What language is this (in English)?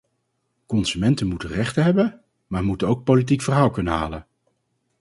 Dutch